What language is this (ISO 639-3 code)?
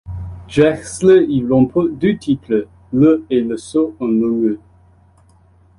fra